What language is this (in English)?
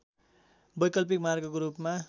Nepali